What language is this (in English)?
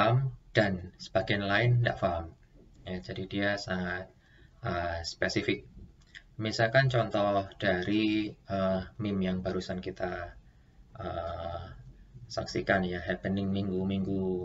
Indonesian